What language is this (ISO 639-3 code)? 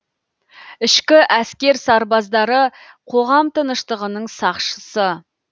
kaz